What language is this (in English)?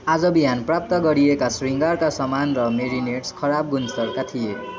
Nepali